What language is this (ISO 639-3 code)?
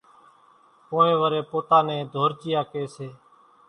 gjk